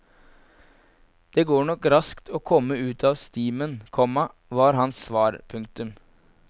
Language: Norwegian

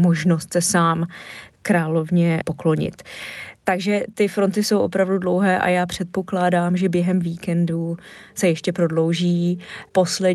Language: Czech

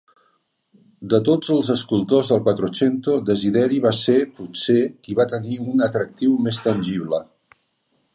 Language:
Catalan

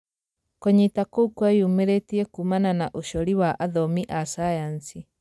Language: Kikuyu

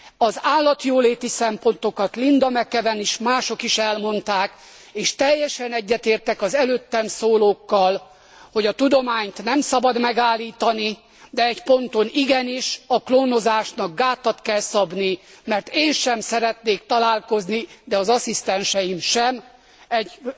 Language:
Hungarian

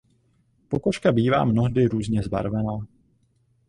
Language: Czech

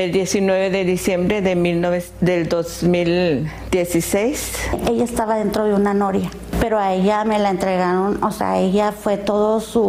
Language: Spanish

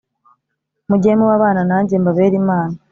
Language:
Kinyarwanda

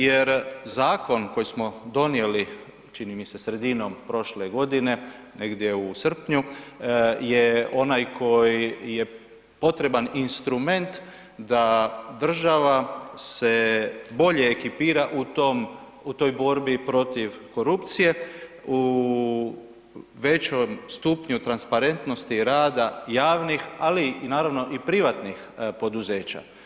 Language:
Croatian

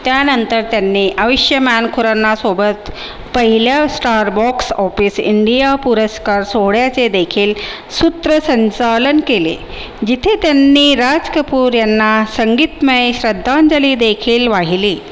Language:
Marathi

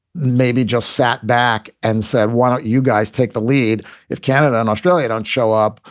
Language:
English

